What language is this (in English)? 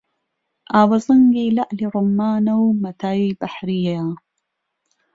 Central Kurdish